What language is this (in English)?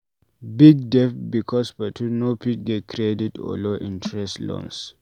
Nigerian Pidgin